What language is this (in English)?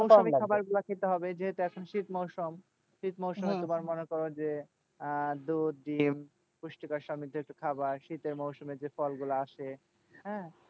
Bangla